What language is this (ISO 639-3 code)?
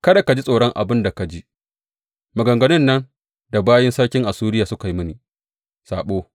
hau